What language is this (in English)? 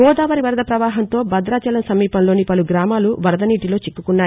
Telugu